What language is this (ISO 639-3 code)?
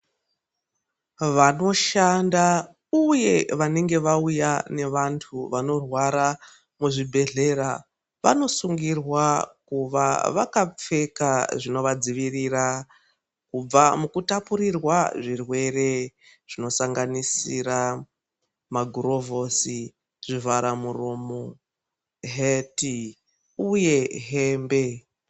ndc